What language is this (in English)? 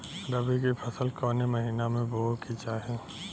Bhojpuri